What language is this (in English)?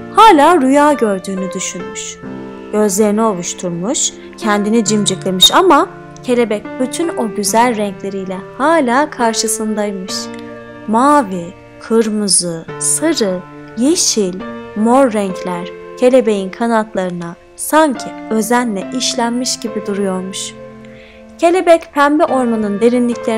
Turkish